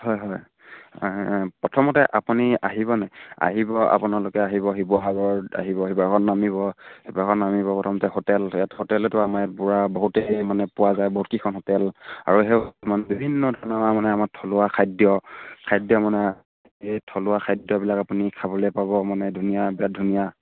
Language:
Assamese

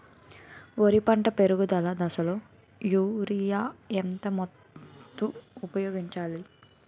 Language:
Telugu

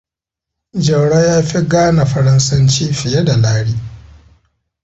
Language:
Hausa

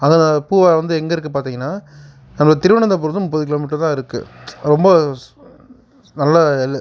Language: Tamil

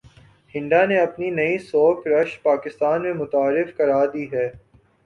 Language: Urdu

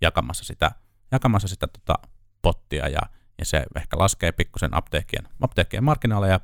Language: Finnish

